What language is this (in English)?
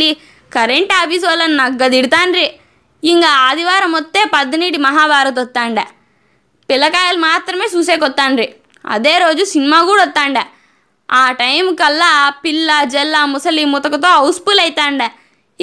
Telugu